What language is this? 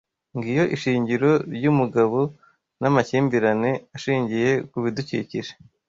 Kinyarwanda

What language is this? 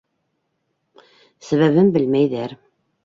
Bashkir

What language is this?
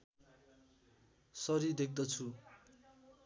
Nepali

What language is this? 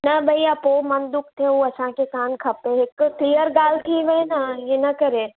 Sindhi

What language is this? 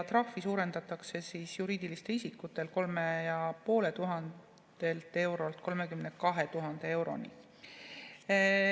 Estonian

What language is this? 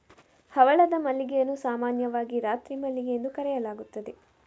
Kannada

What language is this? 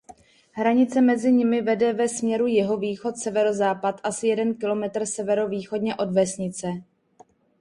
Czech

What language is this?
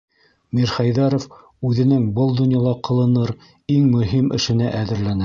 Bashkir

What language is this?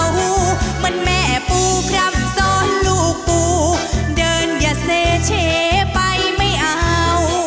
Thai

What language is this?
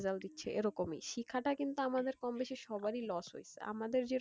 Bangla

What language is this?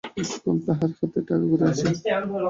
Bangla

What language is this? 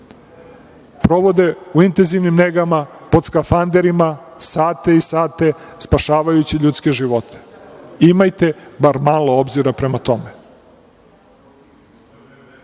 Serbian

